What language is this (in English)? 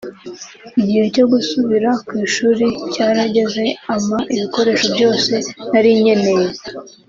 Kinyarwanda